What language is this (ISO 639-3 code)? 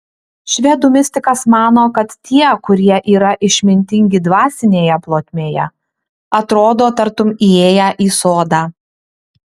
lit